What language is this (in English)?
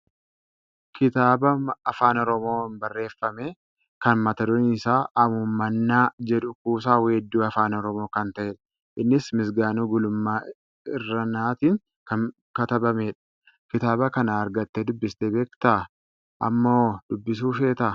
Oromo